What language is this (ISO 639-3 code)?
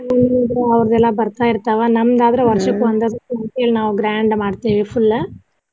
kan